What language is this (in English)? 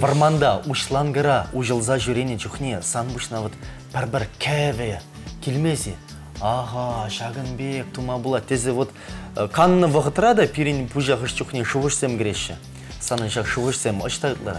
Russian